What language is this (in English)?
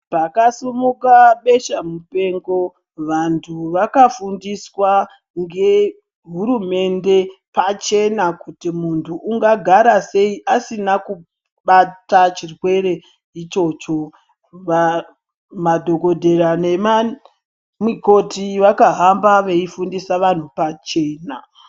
Ndau